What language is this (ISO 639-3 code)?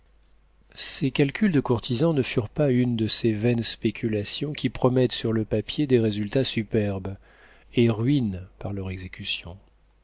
fra